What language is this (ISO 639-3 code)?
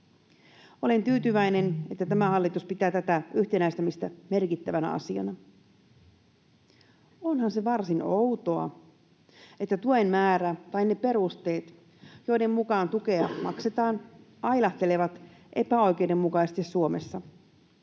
fin